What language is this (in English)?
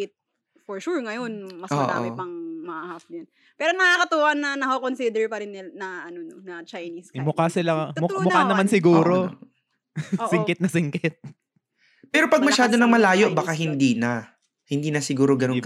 Filipino